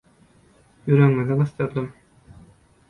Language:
Turkmen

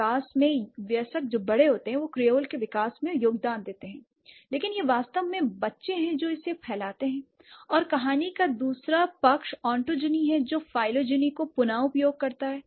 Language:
Hindi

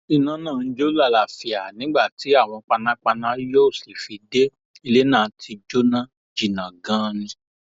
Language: Yoruba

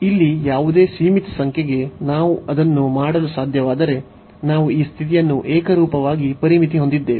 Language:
Kannada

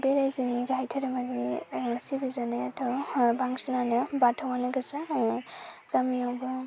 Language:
Bodo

